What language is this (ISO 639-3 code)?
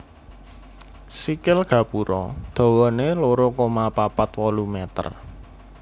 jav